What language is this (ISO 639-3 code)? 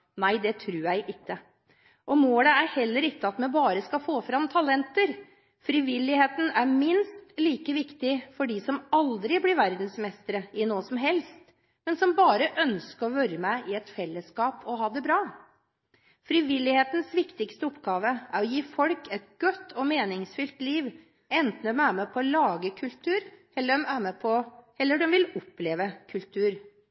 nob